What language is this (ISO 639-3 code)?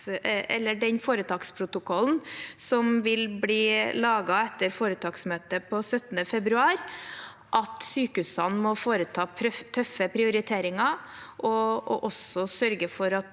nor